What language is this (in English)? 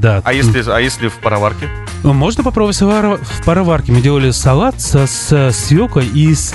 Russian